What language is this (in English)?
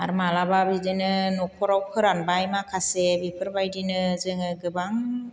Bodo